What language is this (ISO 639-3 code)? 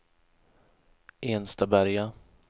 swe